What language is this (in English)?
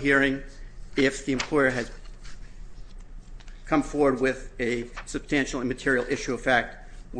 English